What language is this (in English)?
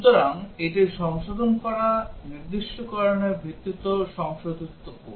Bangla